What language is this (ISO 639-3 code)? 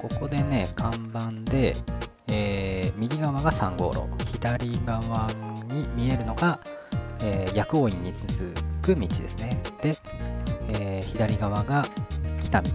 jpn